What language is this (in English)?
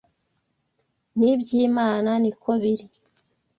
Kinyarwanda